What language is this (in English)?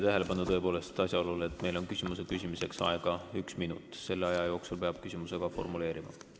Estonian